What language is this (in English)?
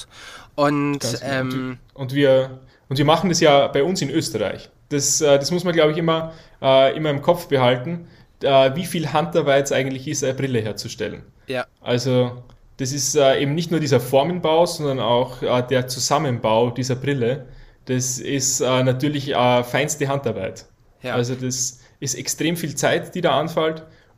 German